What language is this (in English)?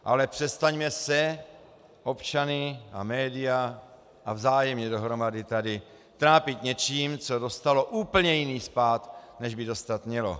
Czech